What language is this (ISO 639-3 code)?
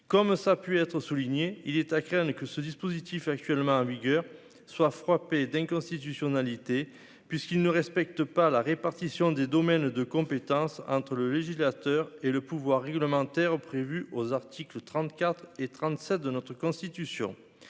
fra